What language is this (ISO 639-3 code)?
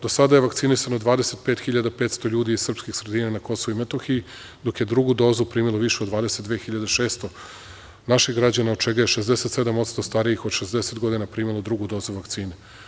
srp